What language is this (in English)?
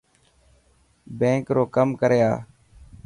Dhatki